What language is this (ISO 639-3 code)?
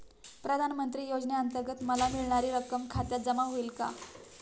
mar